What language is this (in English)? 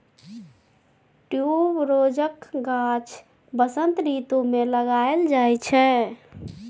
Maithili